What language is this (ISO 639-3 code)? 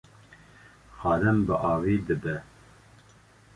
kur